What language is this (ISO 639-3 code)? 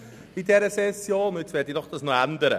gsw